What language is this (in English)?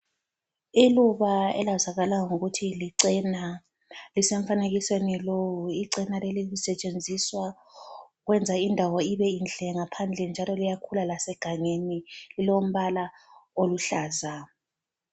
North Ndebele